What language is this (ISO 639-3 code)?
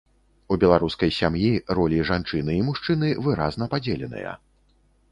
bel